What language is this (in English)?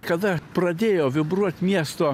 Lithuanian